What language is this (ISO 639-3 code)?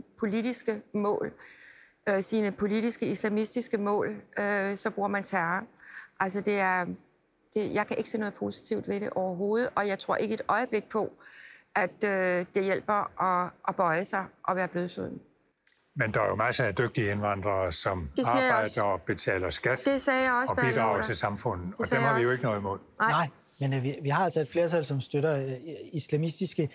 dan